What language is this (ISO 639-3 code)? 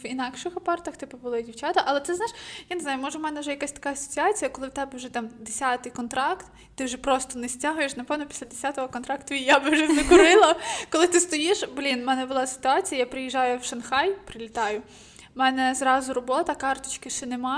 ukr